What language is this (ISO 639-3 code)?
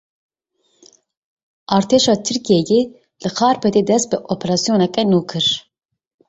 kur